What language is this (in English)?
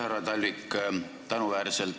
Estonian